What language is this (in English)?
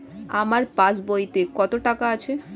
Bangla